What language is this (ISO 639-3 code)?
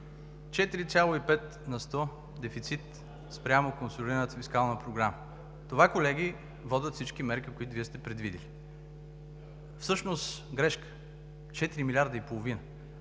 bul